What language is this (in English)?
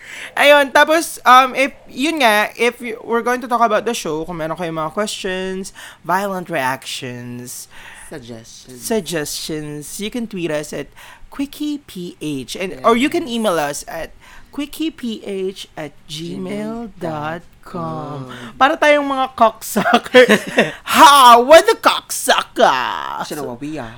Filipino